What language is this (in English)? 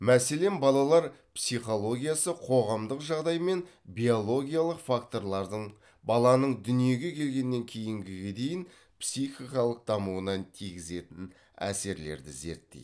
Kazakh